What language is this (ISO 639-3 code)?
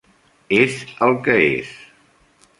cat